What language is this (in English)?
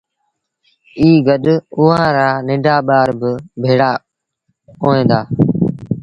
Sindhi Bhil